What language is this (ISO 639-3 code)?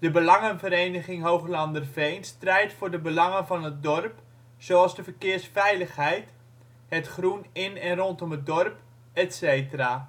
nld